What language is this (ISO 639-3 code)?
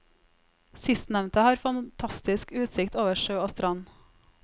nor